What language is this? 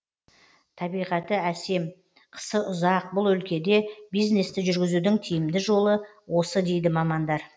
Kazakh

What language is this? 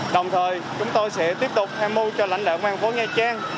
Vietnamese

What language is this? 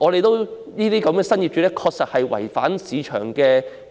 Cantonese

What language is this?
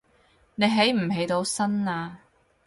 Cantonese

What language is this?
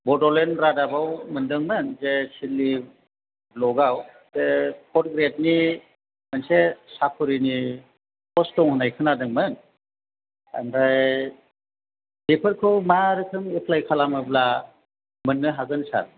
Bodo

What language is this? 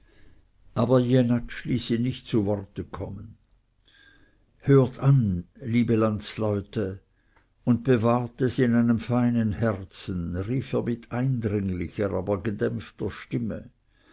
German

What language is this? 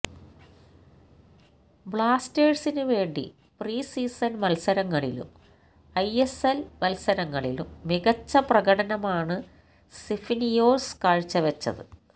Malayalam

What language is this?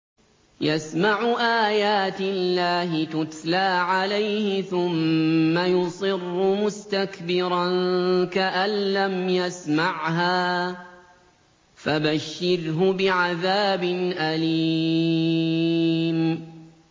Arabic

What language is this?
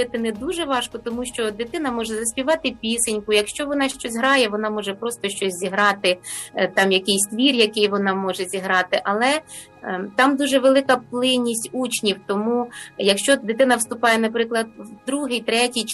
Ukrainian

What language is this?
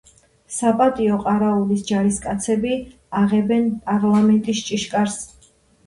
Georgian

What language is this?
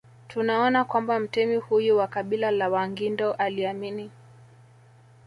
Swahili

